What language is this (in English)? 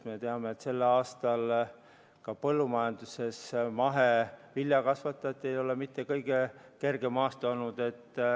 Estonian